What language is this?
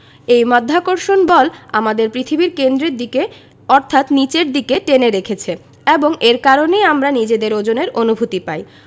Bangla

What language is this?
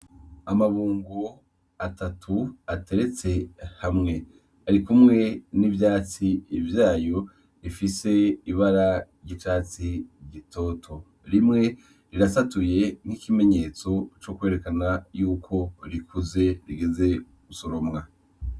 Rundi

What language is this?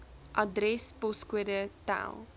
Afrikaans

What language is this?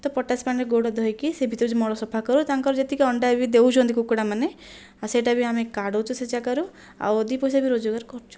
Odia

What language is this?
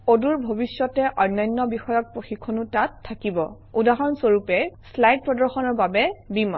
Assamese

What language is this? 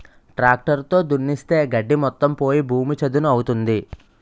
Telugu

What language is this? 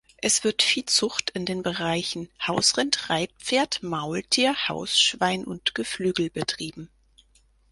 German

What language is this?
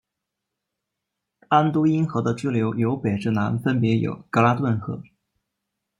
Chinese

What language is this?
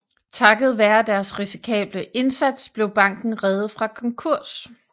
Danish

